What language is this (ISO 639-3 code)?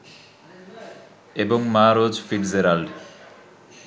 ben